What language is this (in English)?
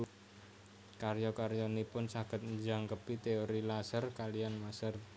Javanese